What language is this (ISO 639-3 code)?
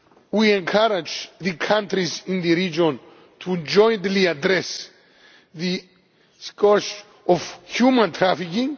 eng